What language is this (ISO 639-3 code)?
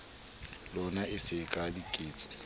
sot